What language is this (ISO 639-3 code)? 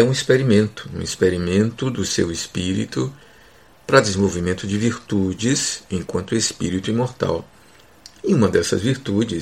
por